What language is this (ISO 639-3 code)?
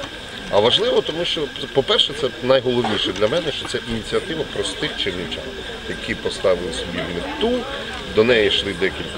ukr